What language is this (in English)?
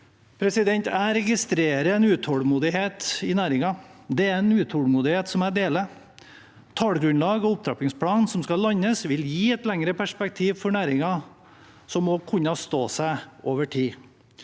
Norwegian